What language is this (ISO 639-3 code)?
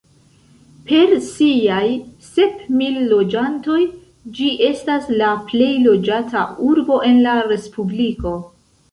epo